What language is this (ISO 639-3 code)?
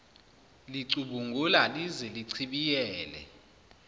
zul